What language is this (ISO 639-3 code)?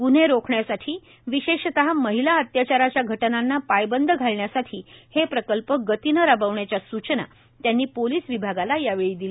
mar